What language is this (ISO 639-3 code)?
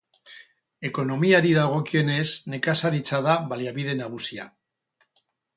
eus